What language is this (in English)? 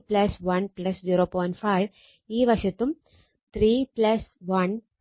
Malayalam